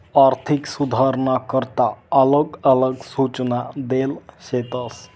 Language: Marathi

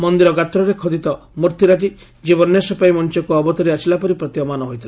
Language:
Odia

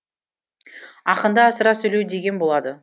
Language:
Kazakh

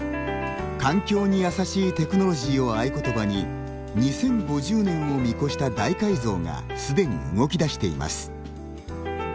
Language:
Japanese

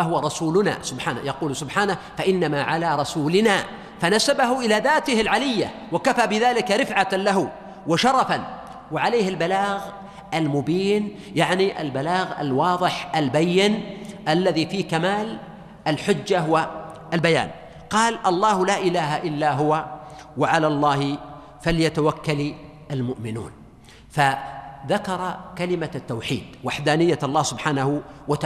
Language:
Arabic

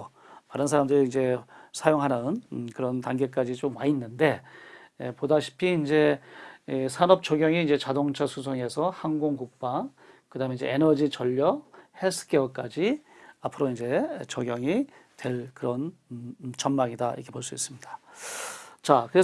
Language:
Korean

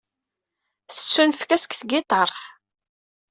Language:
Kabyle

